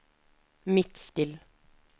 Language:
Norwegian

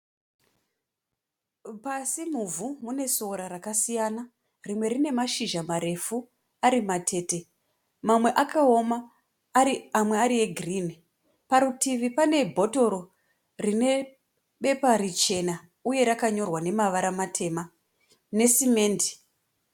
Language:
Shona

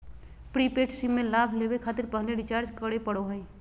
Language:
Magahi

